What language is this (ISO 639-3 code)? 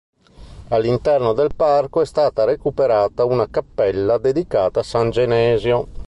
ita